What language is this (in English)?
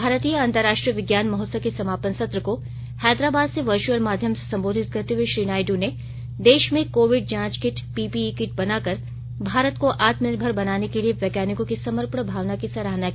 Hindi